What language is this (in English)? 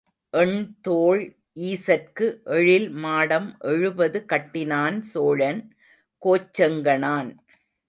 Tamil